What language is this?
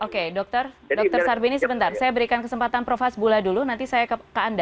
Indonesian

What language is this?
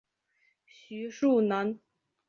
Chinese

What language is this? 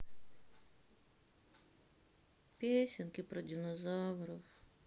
Russian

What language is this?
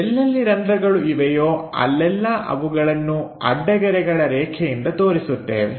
Kannada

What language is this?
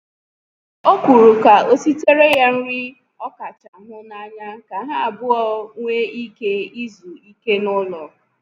Igbo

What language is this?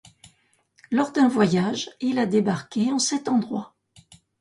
French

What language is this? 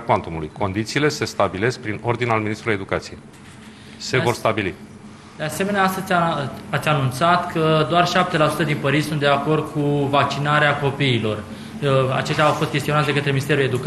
Romanian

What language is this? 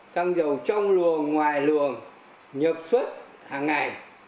Vietnamese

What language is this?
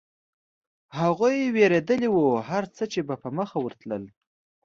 Pashto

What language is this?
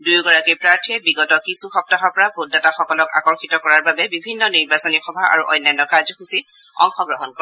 Assamese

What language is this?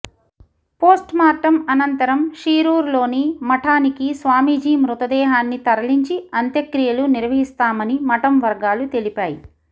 Telugu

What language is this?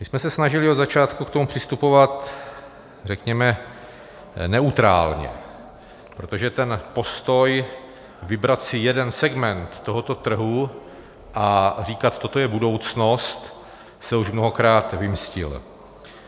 Czech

